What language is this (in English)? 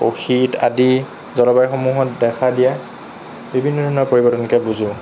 Assamese